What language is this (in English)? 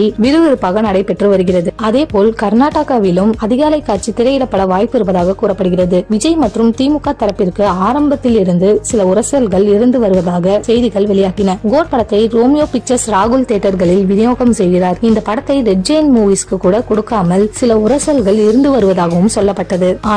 Tamil